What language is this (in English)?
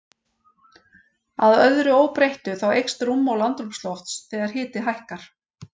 Icelandic